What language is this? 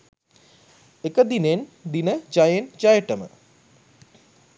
Sinhala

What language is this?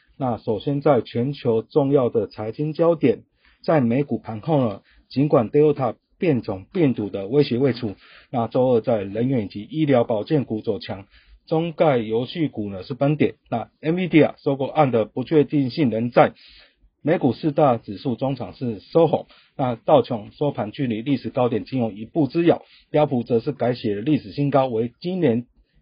Chinese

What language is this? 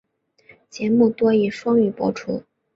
Chinese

